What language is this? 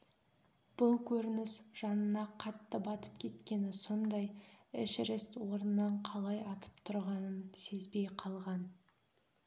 Kazakh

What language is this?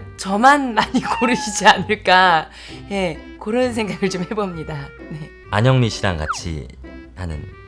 Korean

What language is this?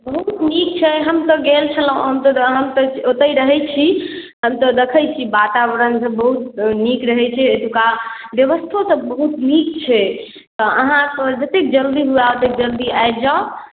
Maithili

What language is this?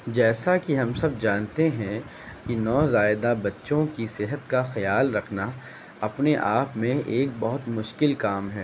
Urdu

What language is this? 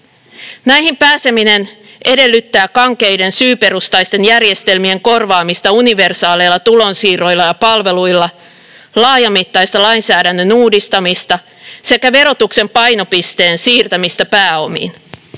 Finnish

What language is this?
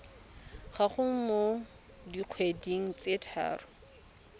Tswana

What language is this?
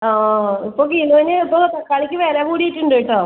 Malayalam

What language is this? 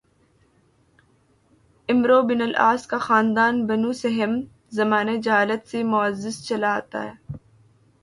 Urdu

